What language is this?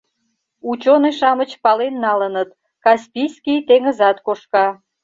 Mari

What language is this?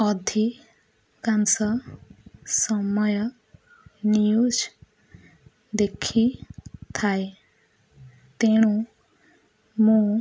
Odia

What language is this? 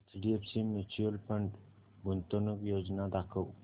Marathi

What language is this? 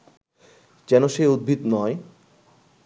Bangla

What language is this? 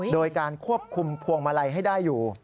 Thai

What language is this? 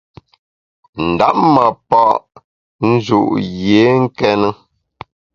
Bamun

